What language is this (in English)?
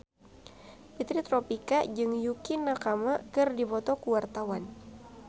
Sundanese